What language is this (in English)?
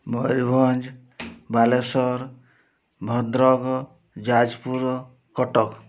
Odia